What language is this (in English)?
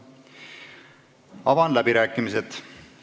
Estonian